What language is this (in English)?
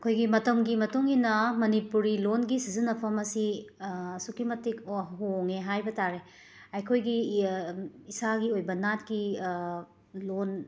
Manipuri